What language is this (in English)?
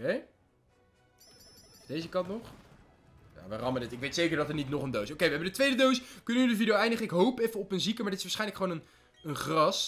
Dutch